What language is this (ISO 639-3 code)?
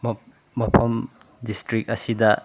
mni